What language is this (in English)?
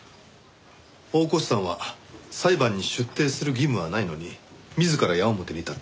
Japanese